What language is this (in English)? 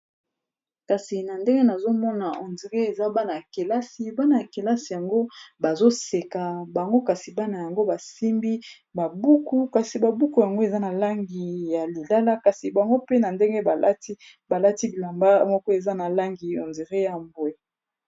Lingala